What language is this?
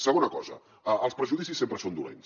Catalan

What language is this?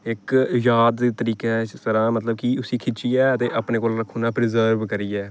Dogri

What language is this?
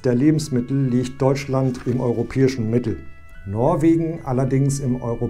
German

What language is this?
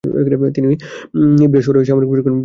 Bangla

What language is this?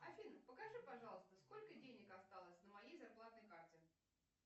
Russian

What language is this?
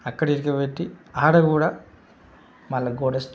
Telugu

